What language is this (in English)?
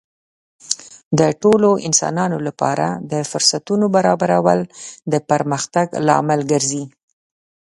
Pashto